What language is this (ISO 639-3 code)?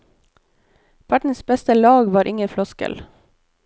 nor